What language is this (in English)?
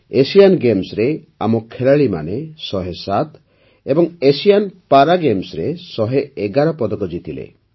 Odia